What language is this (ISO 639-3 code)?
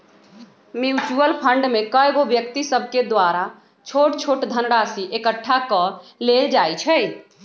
mag